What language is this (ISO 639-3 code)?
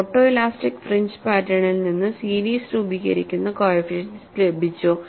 mal